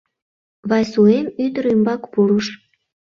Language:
Mari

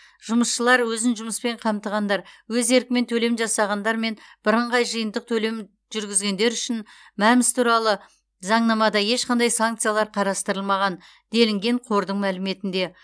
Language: Kazakh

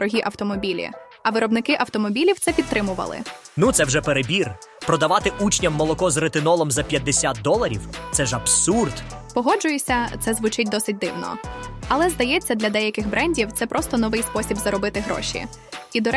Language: Ukrainian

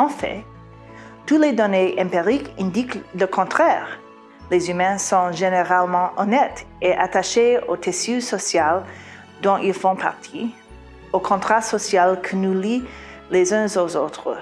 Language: French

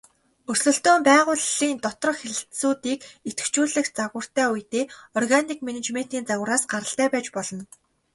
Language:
Mongolian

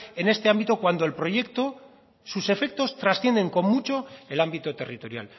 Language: Spanish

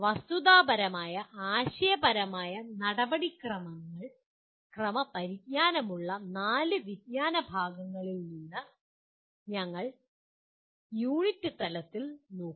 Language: Malayalam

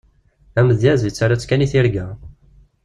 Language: Kabyle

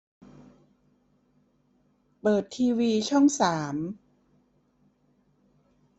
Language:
Thai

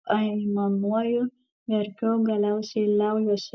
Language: Lithuanian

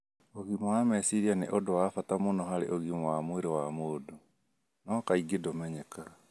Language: Kikuyu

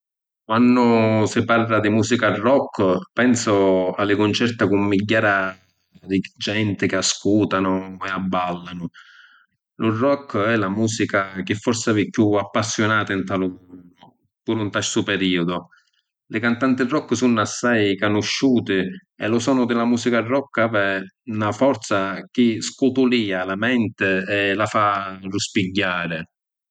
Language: Sicilian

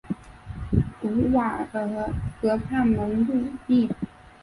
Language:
Chinese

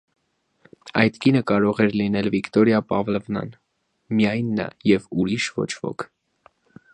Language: Armenian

